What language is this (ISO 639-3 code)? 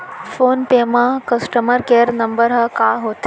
hne